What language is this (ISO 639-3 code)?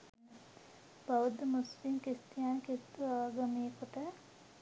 sin